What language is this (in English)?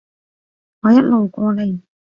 Cantonese